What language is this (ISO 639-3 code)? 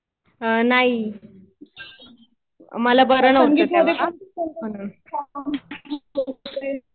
mar